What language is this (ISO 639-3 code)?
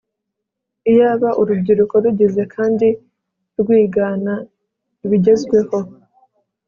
kin